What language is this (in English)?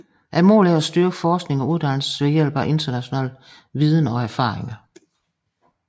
Danish